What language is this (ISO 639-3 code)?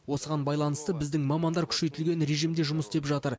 kaz